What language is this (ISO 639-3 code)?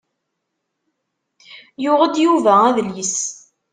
kab